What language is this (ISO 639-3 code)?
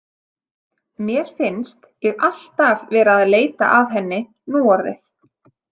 isl